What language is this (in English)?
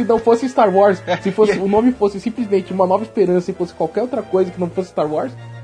Portuguese